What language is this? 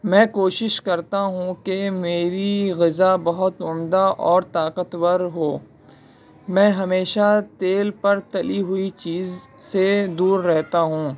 Urdu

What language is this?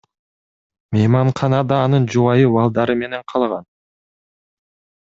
Kyrgyz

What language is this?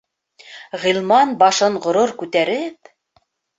Bashkir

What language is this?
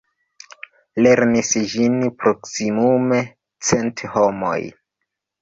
Esperanto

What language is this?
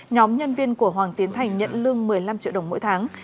Vietnamese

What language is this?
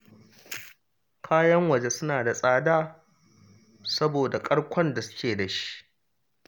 Hausa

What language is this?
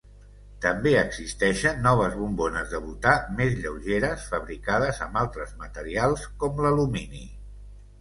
Catalan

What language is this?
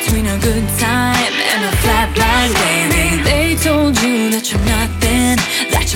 Ukrainian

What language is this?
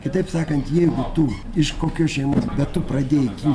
Lithuanian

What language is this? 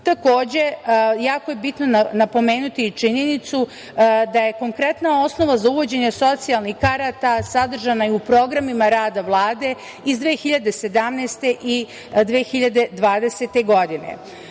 Serbian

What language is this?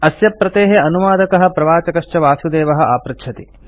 Sanskrit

